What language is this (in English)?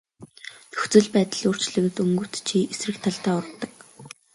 Mongolian